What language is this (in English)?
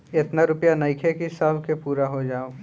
Bhojpuri